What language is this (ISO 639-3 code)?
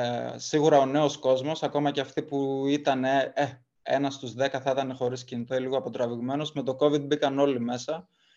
ell